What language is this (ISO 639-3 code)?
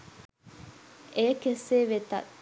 sin